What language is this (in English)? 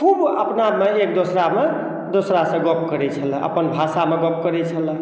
Maithili